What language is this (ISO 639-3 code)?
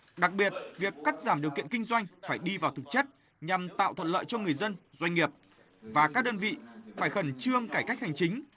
vie